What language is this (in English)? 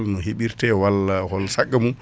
Fula